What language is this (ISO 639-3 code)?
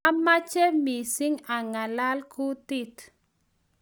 kln